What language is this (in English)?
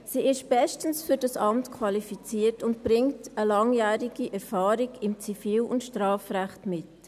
Swiss German